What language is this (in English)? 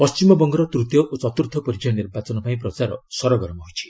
Odia